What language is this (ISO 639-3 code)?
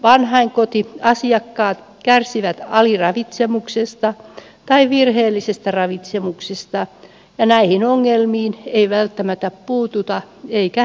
fin